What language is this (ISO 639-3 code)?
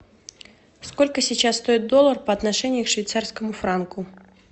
rus